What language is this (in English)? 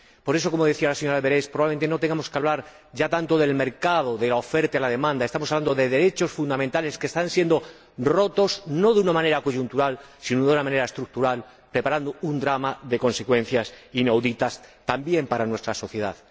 Spanish